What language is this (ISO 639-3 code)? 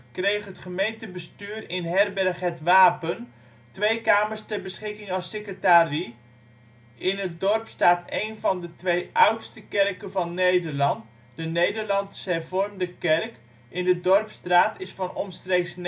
nld